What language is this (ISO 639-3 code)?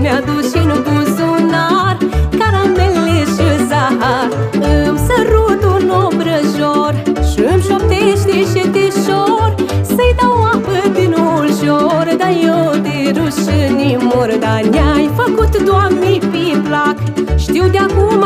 ron